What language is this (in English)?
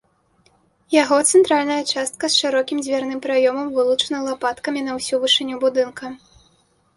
Belarusian